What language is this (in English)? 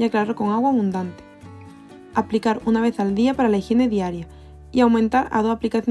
Spanish